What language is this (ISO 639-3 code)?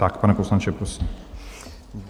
ces